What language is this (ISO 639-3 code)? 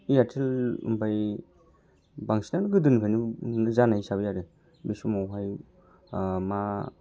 brx